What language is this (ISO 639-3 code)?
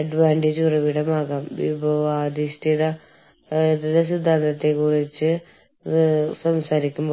mal